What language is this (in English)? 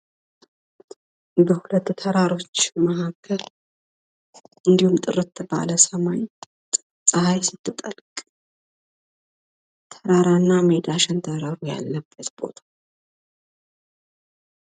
Amharic